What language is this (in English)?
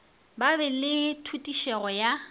Northern Sotho